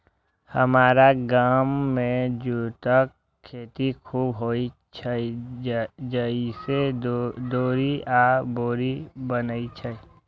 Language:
Maithili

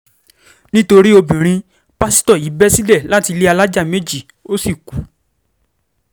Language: Yoruba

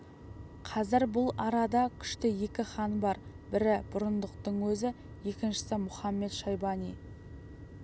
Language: Kazakh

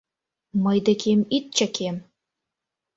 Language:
Mari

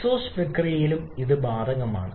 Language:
Malayalam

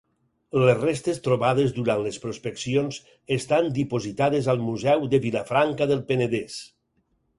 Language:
Catalan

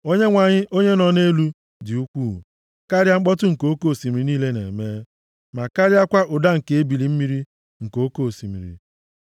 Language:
Igbo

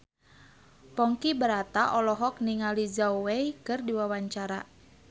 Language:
Sundanese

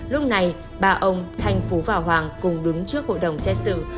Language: Vietnamese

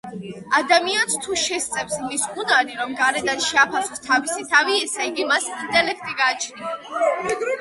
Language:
Georgian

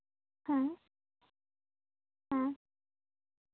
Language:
Santali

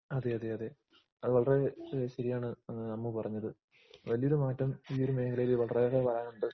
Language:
Malayalam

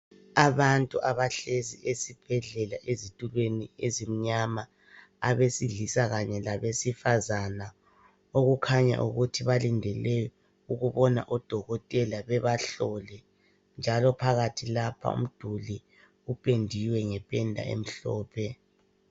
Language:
North Ndebele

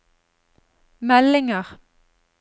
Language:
Norwegian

